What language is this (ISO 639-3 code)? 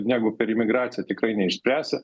lit